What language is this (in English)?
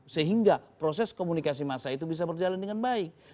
Indonesian